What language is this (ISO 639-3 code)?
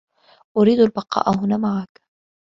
ara